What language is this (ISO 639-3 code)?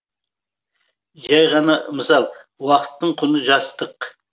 kaz